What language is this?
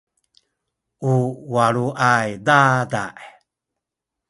Sakizaya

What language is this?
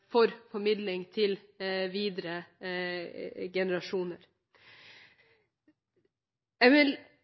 Norwegian Bokmål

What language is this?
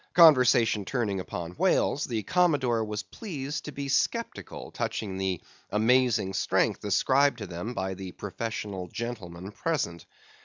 English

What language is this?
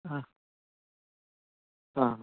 Sanskrit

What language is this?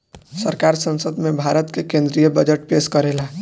Bhojpuri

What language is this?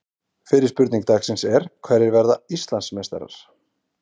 Icelandic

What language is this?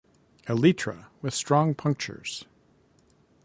English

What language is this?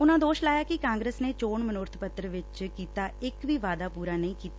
Punjabi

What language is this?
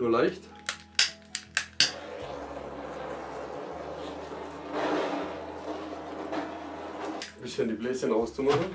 German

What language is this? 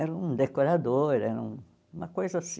Portuguese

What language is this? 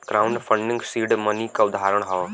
Bhojpuri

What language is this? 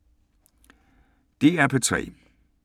Danish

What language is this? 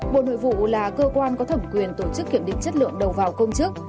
Vietnamese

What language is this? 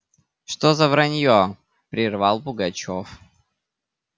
Russian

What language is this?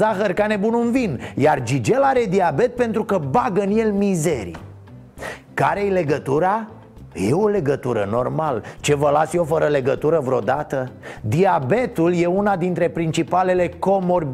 Romanian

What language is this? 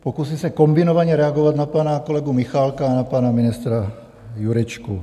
Czech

